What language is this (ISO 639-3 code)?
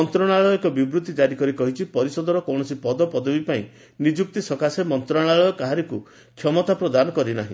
ori